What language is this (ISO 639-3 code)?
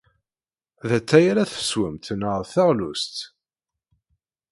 kab